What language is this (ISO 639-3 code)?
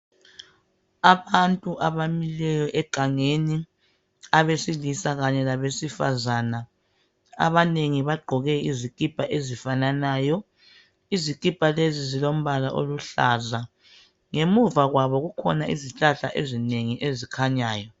nde